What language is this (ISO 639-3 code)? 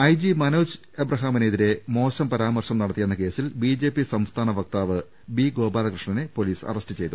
mal